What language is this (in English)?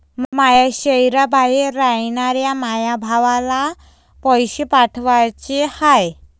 Marathi